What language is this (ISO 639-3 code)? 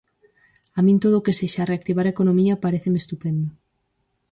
glg